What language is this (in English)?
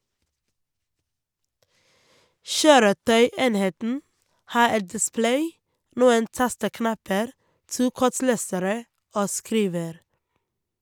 Norwegian